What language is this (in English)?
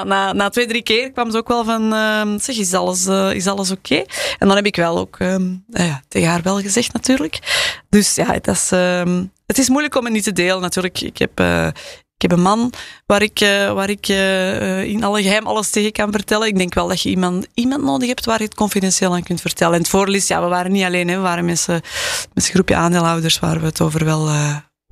Dutch